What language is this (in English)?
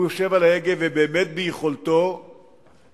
Hebrew